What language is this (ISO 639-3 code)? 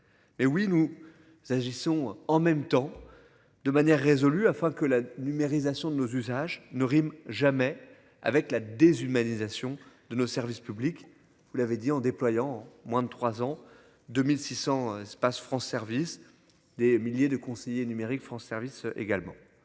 fra